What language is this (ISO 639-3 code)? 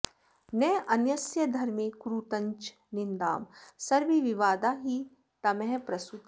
san